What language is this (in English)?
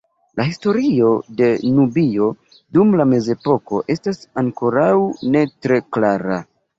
Esperanto